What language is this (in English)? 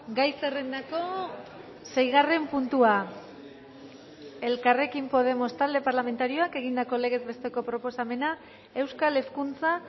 Basque